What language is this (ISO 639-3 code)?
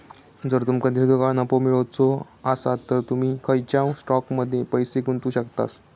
mar